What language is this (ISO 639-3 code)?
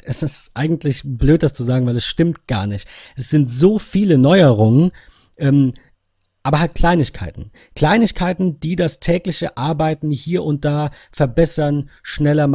deu